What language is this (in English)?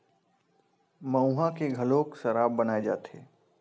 Chhattisgarhi